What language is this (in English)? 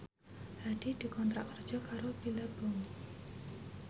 Javanese